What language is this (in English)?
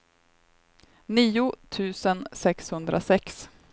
Swedish